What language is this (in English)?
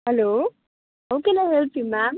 Nepali